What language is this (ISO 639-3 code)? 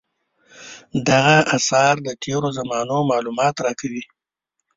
pus